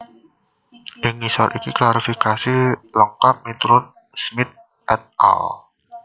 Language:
Javanese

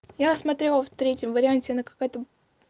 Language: Russian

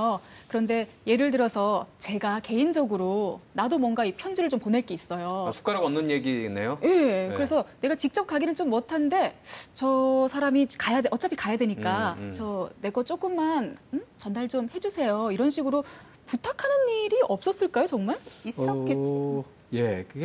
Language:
Korean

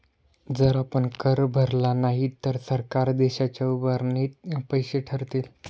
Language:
Marathi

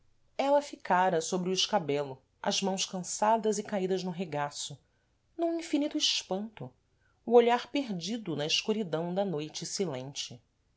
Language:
Portuguese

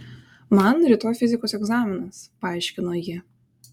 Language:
Lithuanian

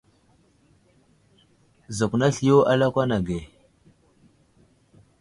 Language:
Wuzlam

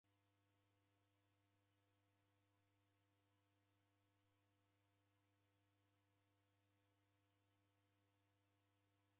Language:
Taita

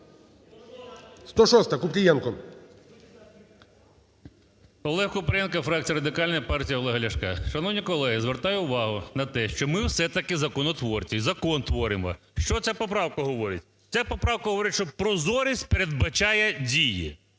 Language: Ukrainian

